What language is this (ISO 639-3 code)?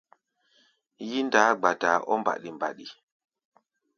gba